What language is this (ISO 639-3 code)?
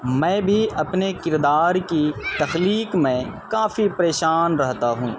urd